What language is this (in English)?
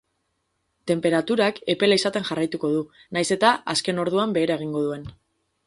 Basque